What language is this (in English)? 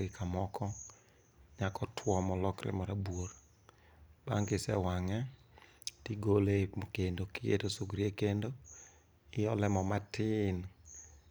Luo (Kenya and Tanzania)